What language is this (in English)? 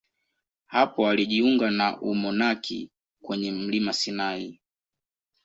Swahili